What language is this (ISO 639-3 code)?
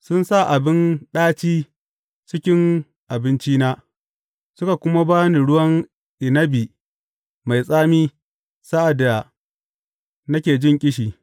hau